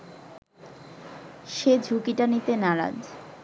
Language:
Bangla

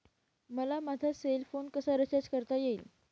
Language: Marathi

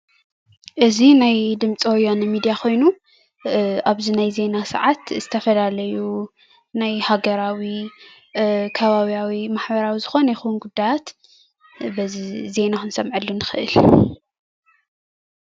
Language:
Tigrinya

